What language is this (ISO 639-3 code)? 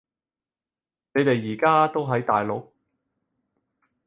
yue